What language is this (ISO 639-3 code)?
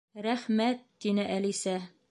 bak